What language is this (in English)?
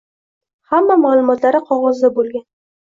Uzbek